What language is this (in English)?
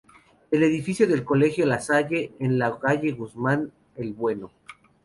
Spanish